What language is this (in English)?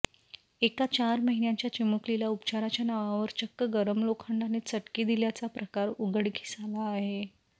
Marathi